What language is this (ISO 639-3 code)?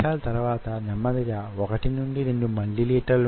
tel